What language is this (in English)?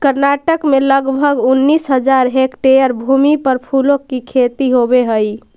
Magahi